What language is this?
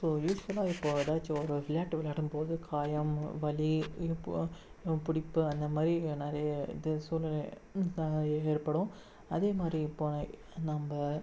Tamil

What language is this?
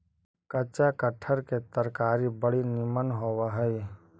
Magahi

